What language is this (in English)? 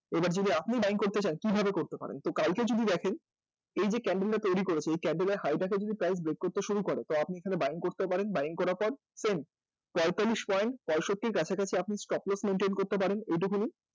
Bangla